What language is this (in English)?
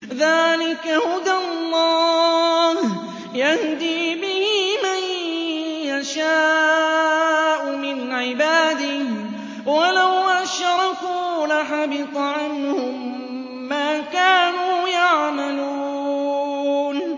Arabic